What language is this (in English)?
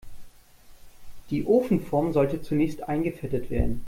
German